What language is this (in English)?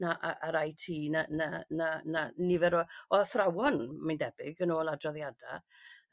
Welsh